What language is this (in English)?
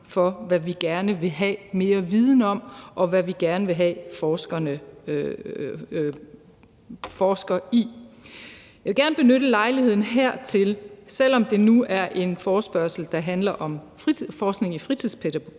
Danish